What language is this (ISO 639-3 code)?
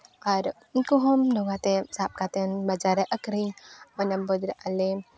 sat